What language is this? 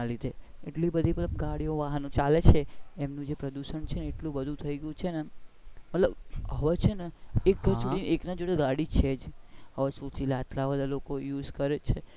Gujarati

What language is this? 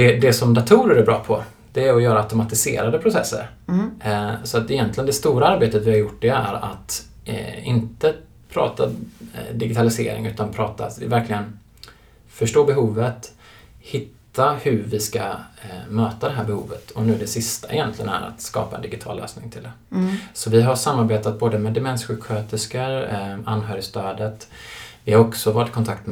Swedish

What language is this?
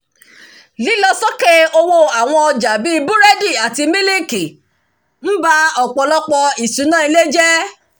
Yoruba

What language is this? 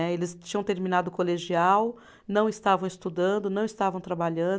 Portuguese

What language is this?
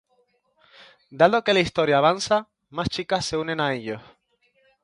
Spanish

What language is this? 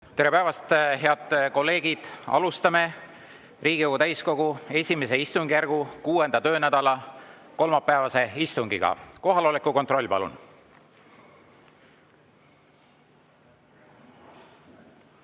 Estonian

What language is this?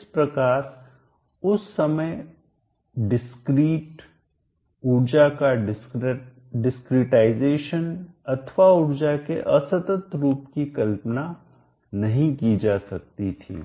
Hindi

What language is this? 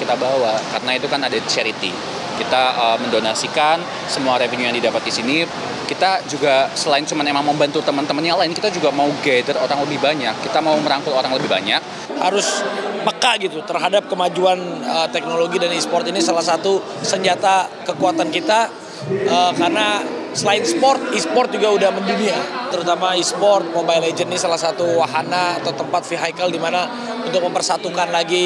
Indonesian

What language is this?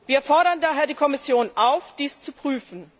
German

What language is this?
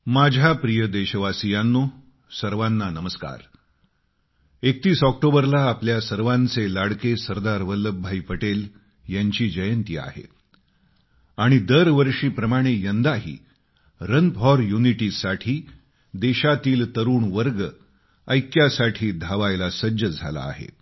Marathi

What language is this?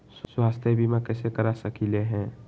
Magahi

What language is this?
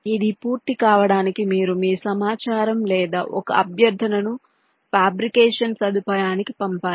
Telugu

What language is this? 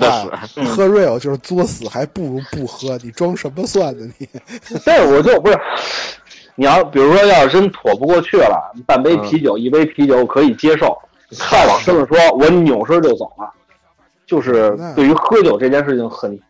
Chinese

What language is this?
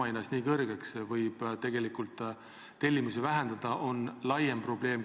Estonian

